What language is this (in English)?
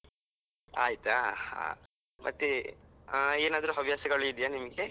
Kannada